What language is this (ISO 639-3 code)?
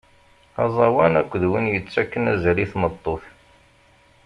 kab